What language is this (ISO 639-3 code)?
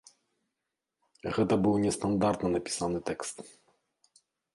bel